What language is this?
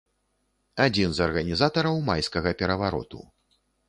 Belarusian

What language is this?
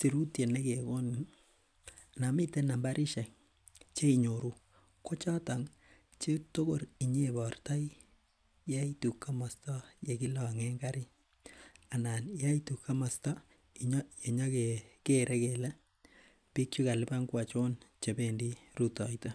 Kalenjin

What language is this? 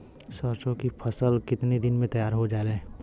Bhojpuri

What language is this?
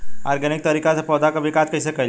Bhojpuri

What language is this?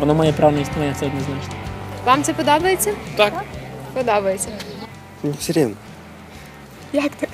Ukrainian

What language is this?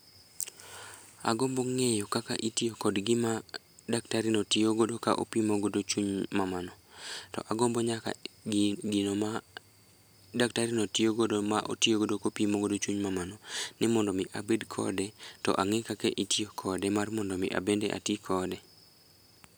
Luo (Kenya and Tanzania)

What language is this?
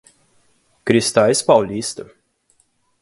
Portuguese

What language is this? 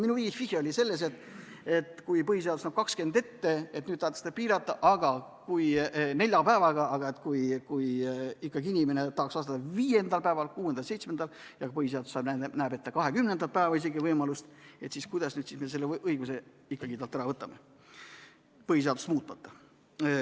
Estonian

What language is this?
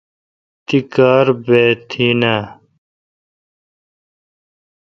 Kalkoti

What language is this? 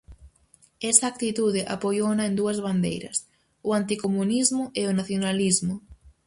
Galician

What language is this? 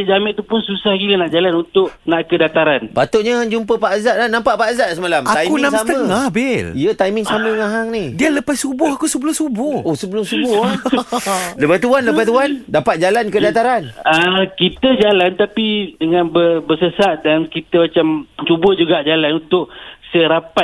Malay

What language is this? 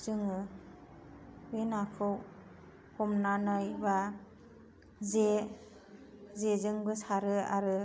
Bodo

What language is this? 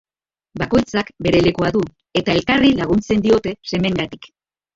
Basque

